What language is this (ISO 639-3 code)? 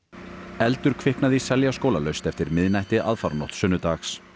isl